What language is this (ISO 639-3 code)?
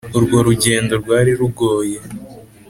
kin